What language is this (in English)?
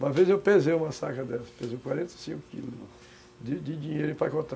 Portuguese